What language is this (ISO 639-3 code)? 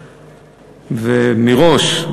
heb